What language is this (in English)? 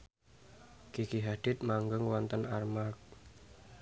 Javanese